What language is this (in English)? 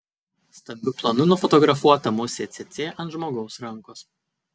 Lithuanian